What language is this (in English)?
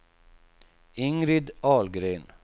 Swedish